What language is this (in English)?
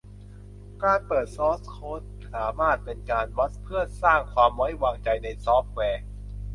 Thai